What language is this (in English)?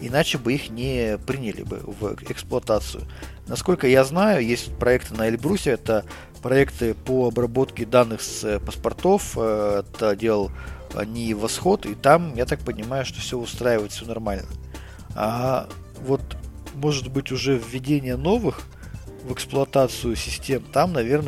Russian